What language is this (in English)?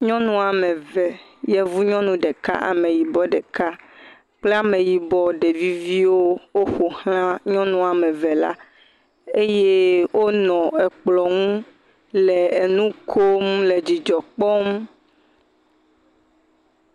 Ewe